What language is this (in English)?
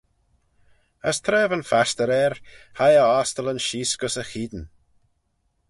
Manx